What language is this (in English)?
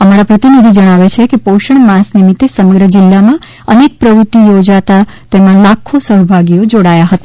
Gujarati